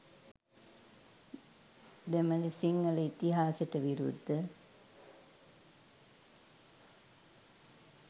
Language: Sinhala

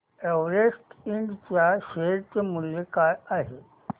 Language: Marathi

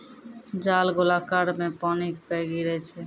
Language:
Maithili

